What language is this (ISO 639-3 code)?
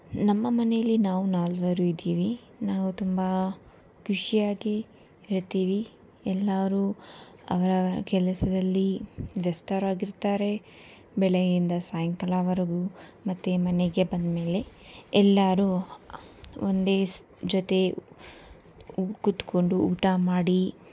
kan